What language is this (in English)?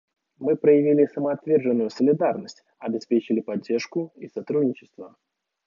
Russian